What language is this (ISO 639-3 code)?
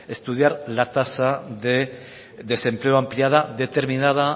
spa